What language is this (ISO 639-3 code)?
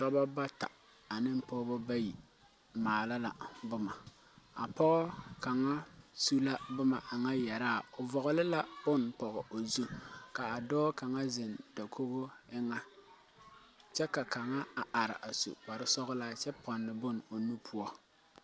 dga